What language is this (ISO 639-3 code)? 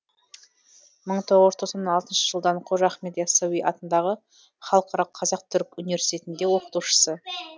kaz